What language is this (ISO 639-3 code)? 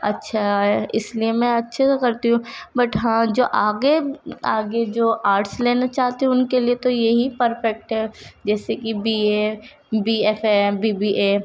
urd